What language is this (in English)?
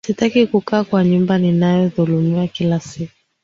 Swahili